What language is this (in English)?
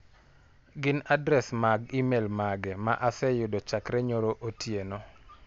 Luo (Kenya and Tanzania)